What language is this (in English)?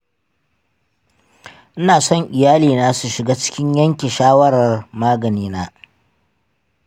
Hausa